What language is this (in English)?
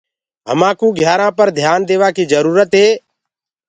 Gurgula